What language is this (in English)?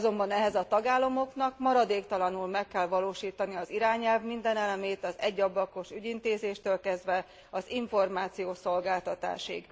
Hungarian